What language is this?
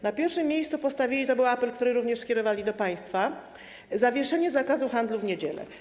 Polish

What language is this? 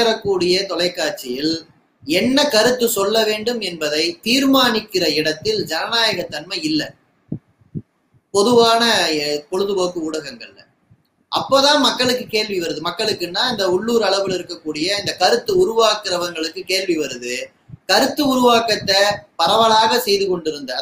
Tamil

